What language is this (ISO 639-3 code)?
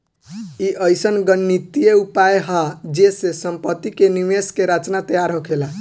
bho